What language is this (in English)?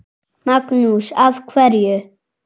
Icelandic